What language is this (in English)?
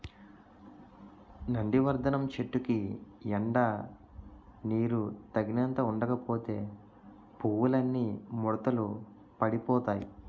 Telugu